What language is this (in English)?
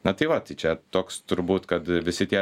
Lithuanian